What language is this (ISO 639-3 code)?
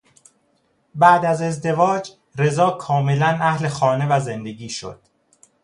fas